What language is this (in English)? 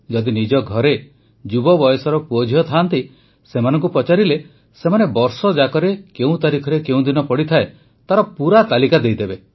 Odia